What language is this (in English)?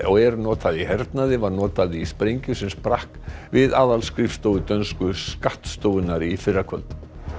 Icelandic